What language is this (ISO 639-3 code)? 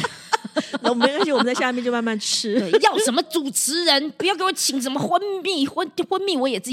zho